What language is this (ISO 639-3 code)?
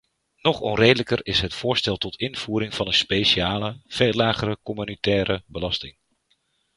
nld